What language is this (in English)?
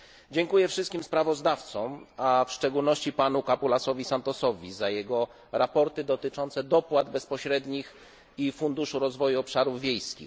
Polish